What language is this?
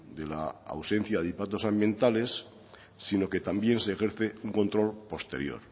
Spanish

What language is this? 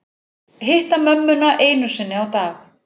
Icelandic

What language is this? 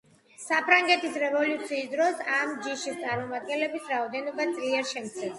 Georgian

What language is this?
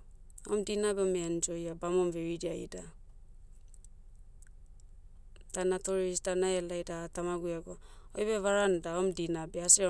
Motu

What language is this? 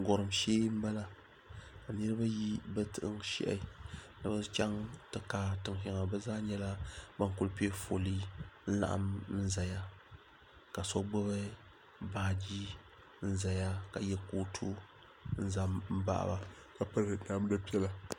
Dagbani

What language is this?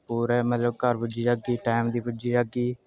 Dogri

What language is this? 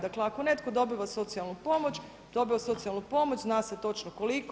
Croatian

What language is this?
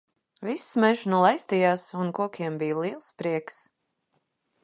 Latvian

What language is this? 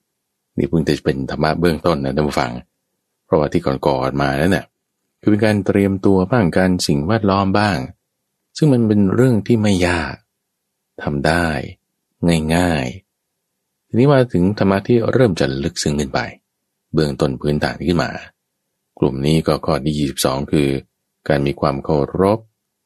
Thai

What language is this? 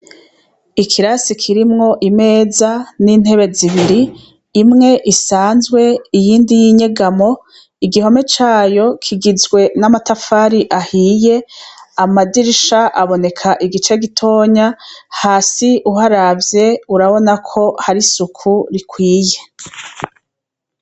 Rundi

